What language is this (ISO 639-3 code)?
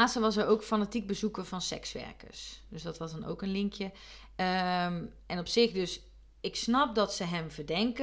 nld